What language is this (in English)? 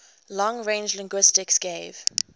English